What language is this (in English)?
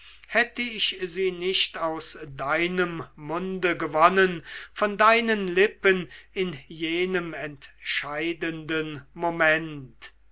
German